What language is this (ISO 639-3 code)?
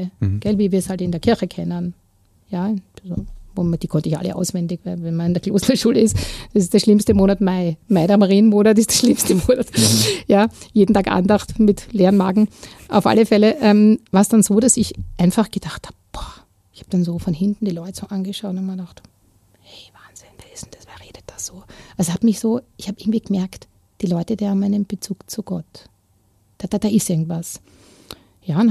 deu